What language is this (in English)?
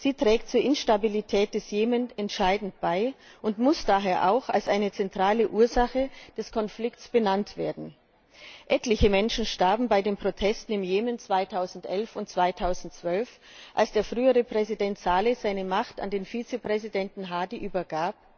German